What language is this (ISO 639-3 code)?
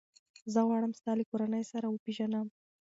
pus